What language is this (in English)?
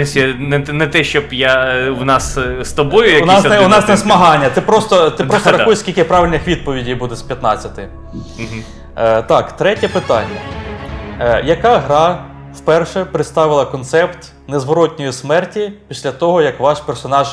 Ukrainian